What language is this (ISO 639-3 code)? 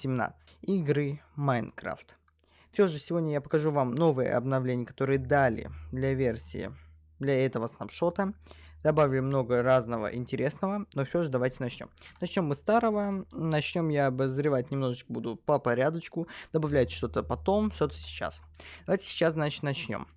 rus